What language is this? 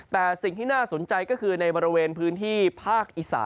Thai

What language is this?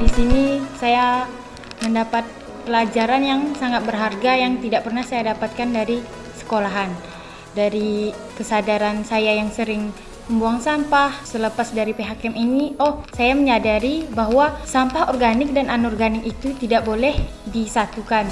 Indonesian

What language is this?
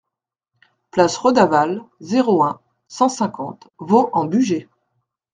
French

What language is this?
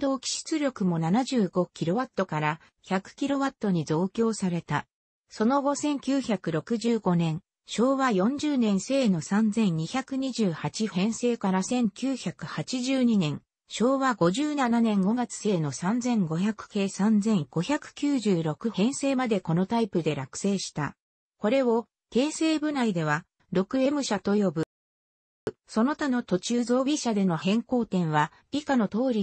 Japanese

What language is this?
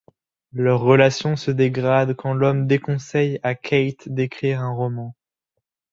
French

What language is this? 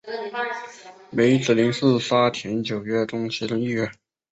Chinese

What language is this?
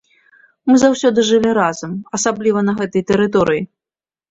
Belarusian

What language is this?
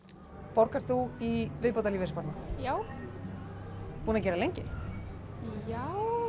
Icelandic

